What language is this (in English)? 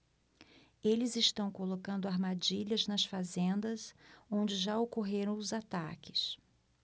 Portuguese